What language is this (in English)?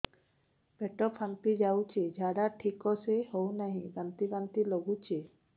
Odia